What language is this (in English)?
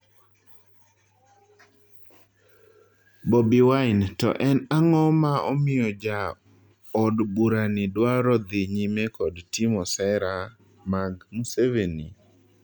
Luo (Kenya and Tanzania)